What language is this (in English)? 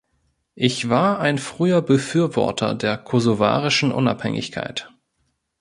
German